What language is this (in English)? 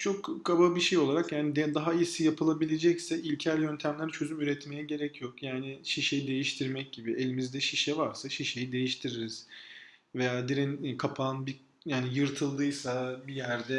Turkish